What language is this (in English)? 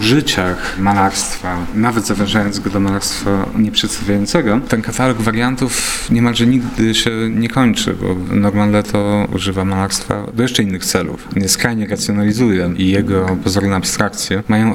Polish